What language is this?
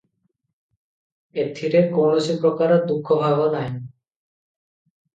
Odia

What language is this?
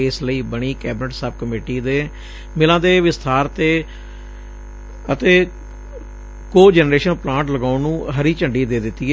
Punjabi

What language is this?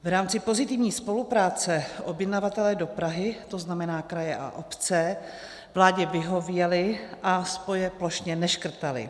Czech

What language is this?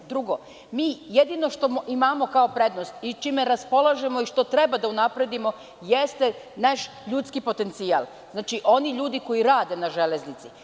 Serbian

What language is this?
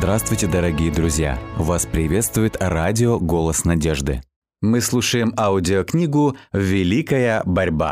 Russian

